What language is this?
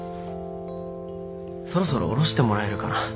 Japanese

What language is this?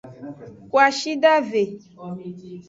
Aja (Benin)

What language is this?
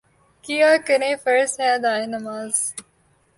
Urdu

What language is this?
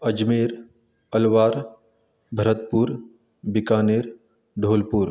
Konkani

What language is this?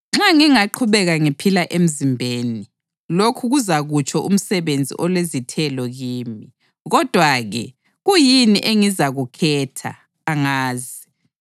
North Ndebele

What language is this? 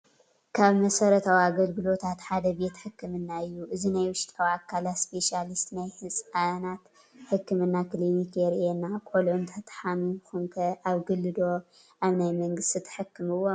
Tigrinya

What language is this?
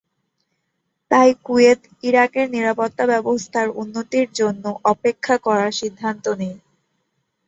Bangla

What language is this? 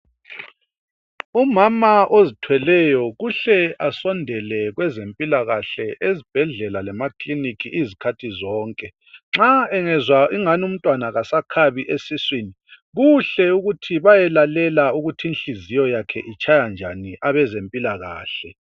North Ndebele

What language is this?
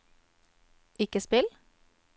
Norwegian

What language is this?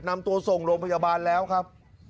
Thai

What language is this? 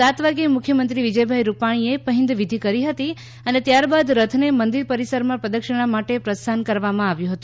Gujarati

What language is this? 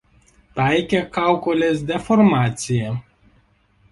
Lithuanian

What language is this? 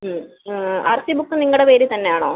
Malayalam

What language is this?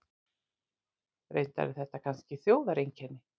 Icelandic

